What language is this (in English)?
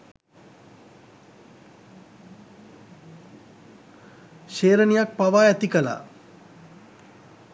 Sinhala